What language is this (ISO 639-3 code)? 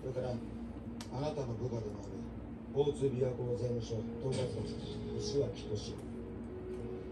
jpn